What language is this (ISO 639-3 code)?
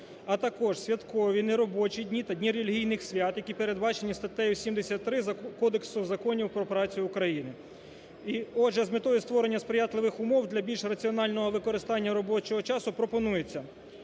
ukr